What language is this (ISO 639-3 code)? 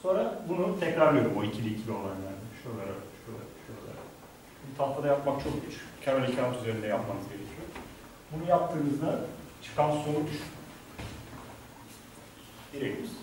tur